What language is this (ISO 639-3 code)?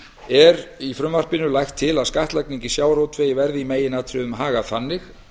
isl